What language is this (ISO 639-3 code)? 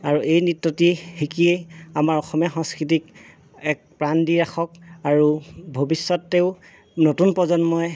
asm